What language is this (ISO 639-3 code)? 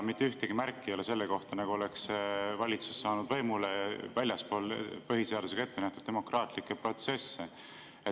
est